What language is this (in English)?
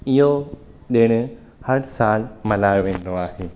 Sindhi